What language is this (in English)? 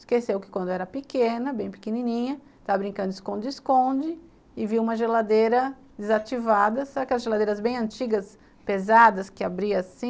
Portuguese